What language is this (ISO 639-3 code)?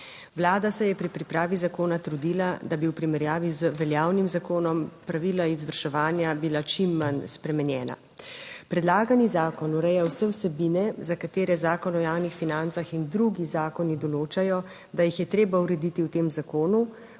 slv